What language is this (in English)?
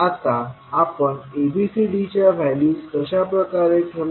Marathi